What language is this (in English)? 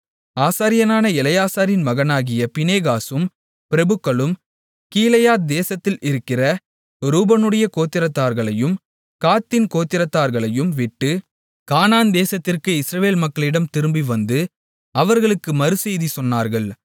Tamil